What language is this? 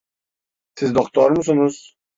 Turkish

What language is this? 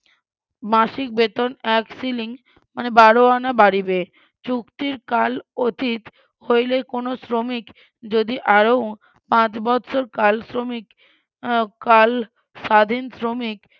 Bangla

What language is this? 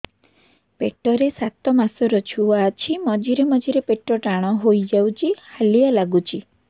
Odia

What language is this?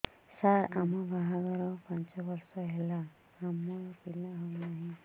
Odia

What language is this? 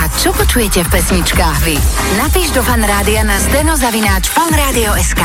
Slovak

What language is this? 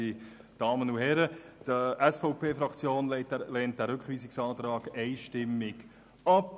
Swiss German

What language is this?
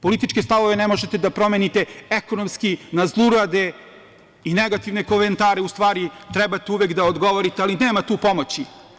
Serbian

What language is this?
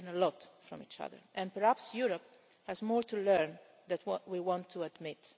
English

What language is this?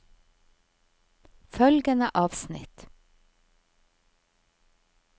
Norwegian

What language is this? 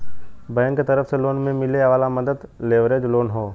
Bhojpuri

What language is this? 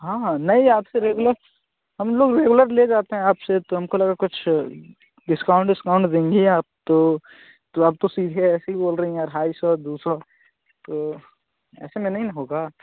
Hindi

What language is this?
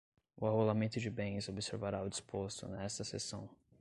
Portuguese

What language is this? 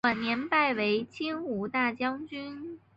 Chinese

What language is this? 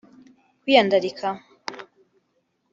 Kinyarwanda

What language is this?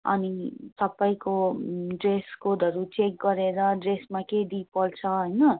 Nepali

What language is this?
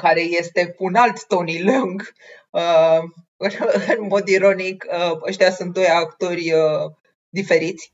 Romanian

